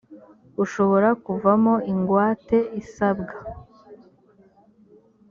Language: Kinyarwanda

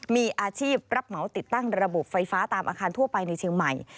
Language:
Thai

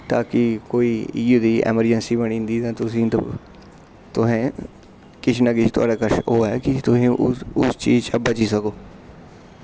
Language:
Dogri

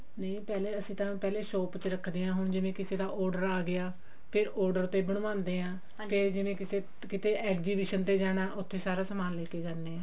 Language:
Punjabi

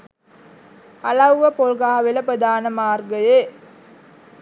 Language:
Sinhala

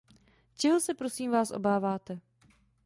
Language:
Czech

